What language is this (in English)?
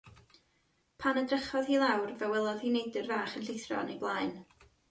Welsh